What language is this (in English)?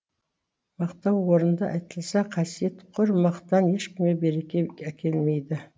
Kazakh